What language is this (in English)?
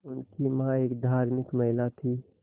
Hindi